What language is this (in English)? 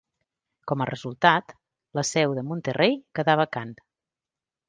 Catalan